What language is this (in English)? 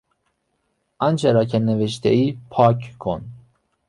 Persian